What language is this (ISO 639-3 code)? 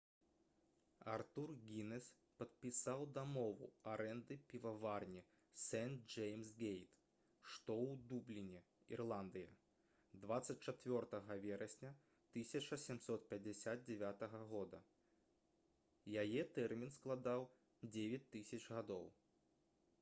bel